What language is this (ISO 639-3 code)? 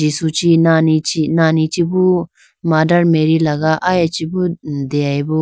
clk